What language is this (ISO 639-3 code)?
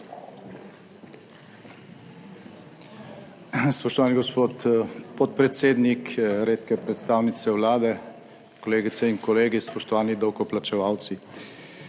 slv